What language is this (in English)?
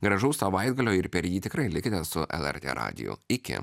Lithuanian